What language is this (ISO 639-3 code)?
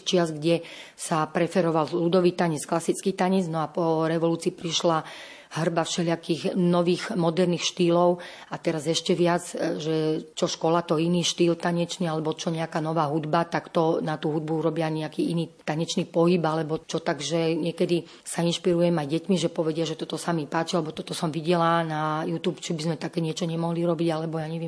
slk